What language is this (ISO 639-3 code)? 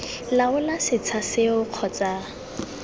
tsn